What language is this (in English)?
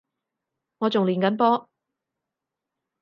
Cantonese